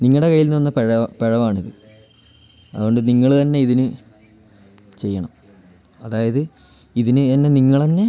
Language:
Malayalam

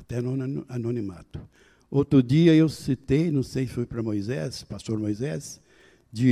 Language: Portuguese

